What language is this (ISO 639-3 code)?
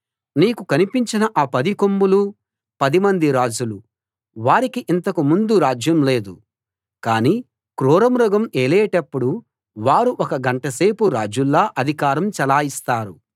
tel